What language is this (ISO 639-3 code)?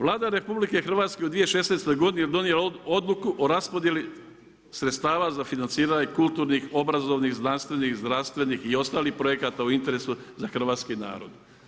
hrv